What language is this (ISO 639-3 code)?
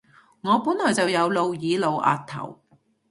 yue